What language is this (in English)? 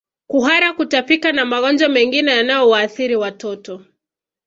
Swahili